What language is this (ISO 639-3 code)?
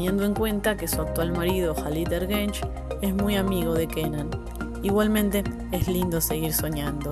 spa